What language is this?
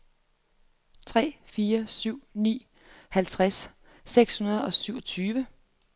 Danish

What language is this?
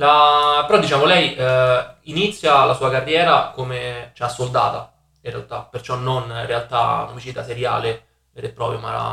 Italian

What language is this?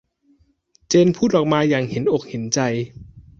Thai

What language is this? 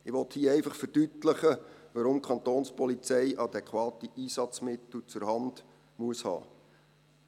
Swiss German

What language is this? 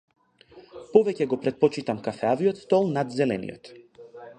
Macedonian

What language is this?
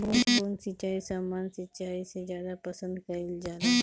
Bhojpuri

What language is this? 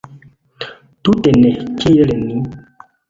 Esperanto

